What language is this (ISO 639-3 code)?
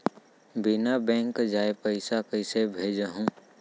hne